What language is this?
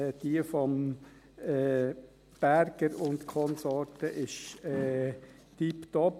Swiss German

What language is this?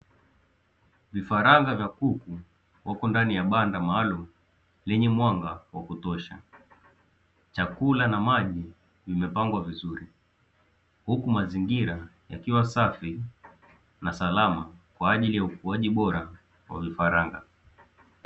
Swahili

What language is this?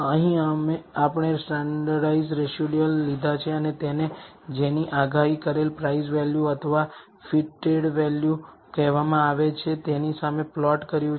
Gujarati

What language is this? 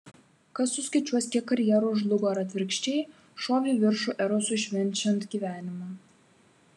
Lithuanian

